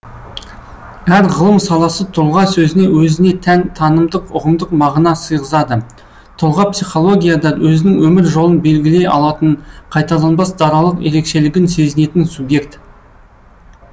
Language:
Kazakh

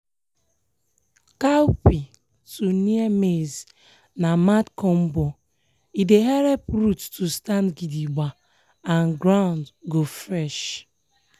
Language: Nigerian Pidgin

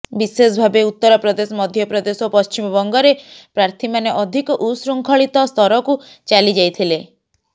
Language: Odia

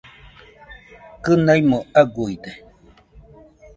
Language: Nüpode Huitoto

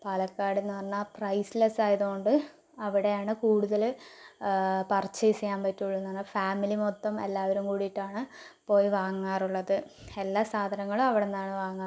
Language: Malayalam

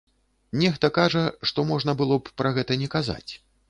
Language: Belarusian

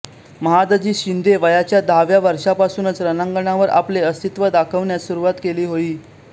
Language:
Marathi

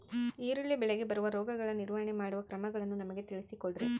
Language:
Kannada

